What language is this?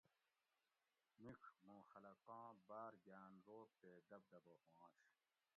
Gawri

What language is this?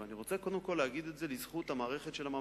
Hebrew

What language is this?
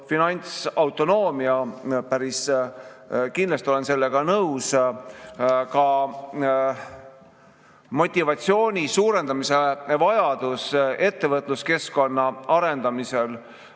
Estonian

